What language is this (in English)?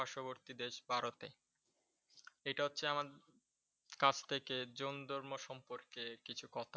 Bangla